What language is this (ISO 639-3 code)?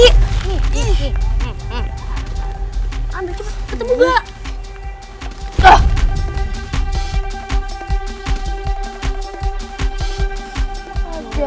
ind